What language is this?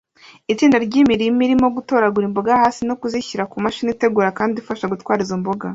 Kinyarwanda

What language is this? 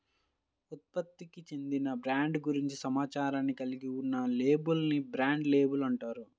Telugu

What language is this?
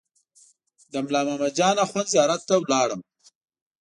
Pashto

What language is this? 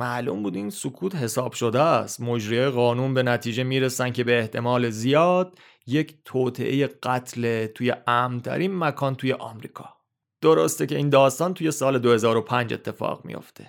Persian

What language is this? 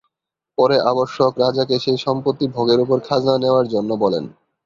Bangla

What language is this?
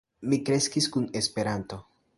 Esperanto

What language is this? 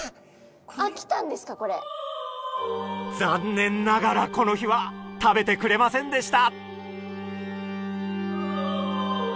Japanese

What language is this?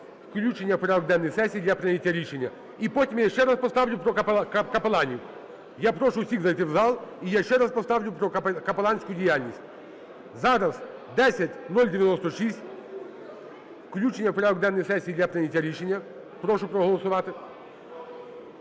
Ukrainian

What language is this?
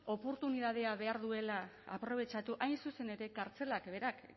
Basque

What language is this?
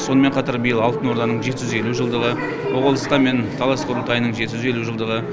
Kazakh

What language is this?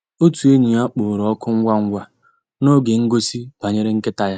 Igbo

